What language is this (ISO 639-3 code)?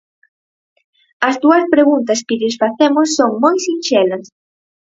glg